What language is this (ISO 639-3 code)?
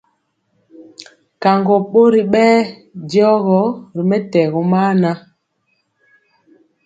mcx